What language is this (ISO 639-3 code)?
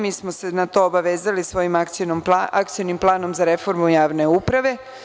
srp